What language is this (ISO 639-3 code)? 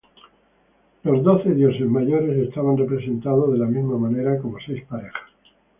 spa